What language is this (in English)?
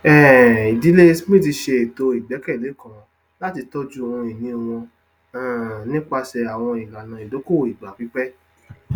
Yoruba